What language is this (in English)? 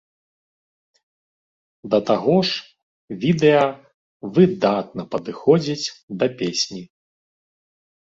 Belarusian